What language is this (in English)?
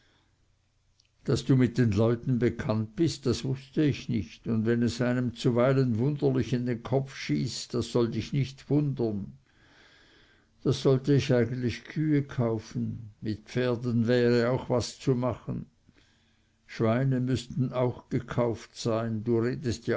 German